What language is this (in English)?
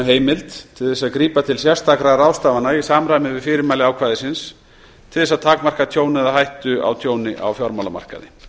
Icelandic